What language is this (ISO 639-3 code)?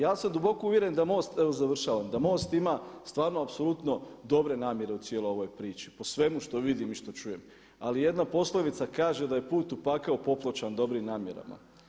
hrv